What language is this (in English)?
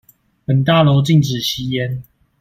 Chinese